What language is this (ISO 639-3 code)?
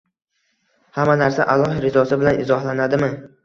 uzb